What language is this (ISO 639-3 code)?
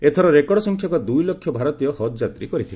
ori